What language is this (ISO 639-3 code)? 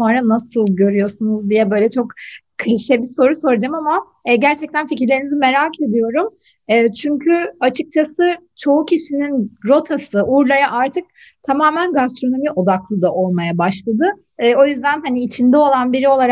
tur